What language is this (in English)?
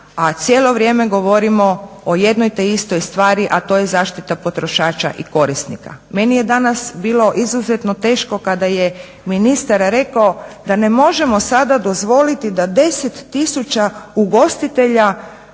Croatian